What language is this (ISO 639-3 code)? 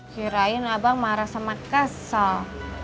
ind